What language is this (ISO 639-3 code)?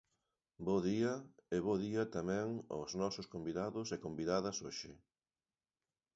glg